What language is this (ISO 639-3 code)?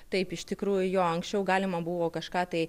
lit